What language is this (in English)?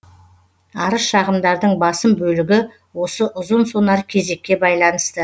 Kazakh